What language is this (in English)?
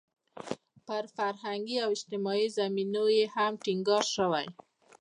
Pashto